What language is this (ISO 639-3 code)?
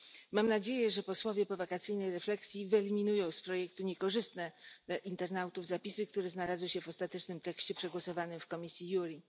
pol